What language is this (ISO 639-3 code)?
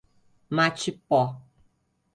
por